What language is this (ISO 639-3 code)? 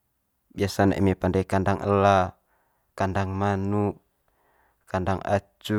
mqy